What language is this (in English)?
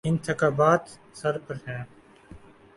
Urdu